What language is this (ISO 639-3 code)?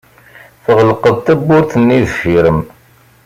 kab